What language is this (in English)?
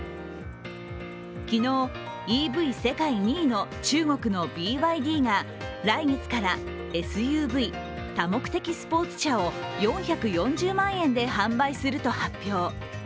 Japanese